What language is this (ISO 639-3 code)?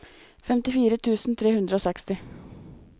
nor